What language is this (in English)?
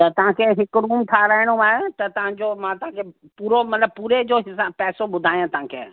Sindhi